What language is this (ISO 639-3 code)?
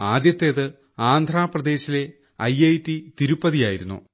mal